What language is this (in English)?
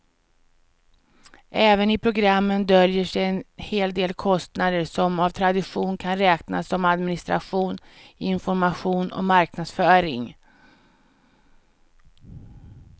Swedish